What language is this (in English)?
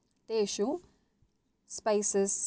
Sanskrit